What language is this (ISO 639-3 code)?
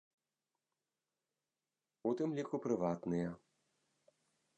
bel